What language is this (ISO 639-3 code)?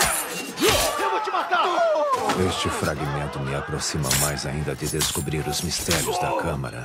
por